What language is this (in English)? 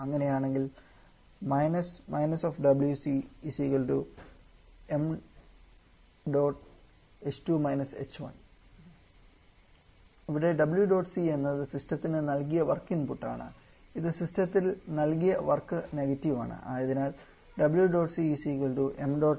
Malayalam